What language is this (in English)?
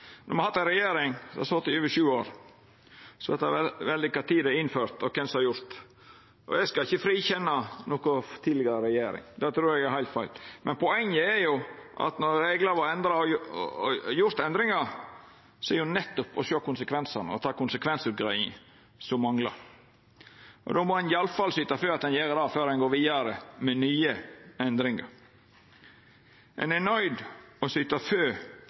Norwegian Nynorsk